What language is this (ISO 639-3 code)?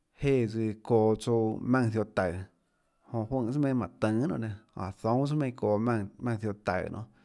ctl